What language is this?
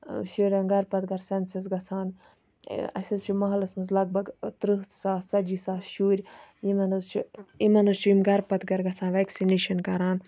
Kashmiri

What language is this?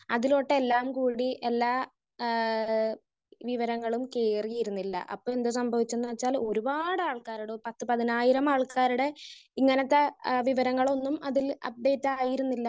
Malayalam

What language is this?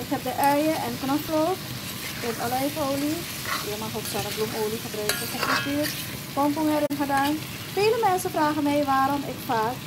Dutch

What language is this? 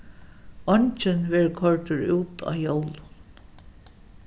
Faroese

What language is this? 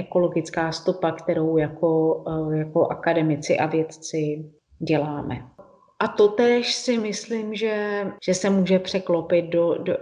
Czech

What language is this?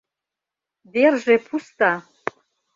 Mari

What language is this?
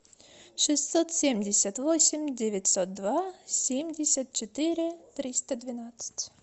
Russian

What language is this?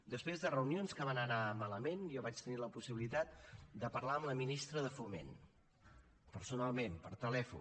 Catalan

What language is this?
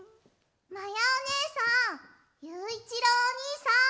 Japanese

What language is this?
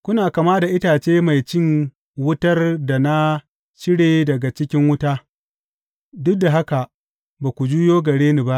Hausa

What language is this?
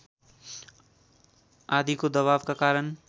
Nepali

